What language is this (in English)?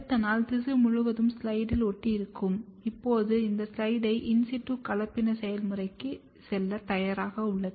Tamil